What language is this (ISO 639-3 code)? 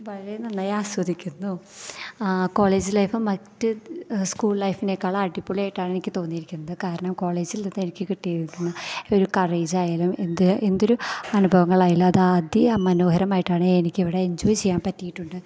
mal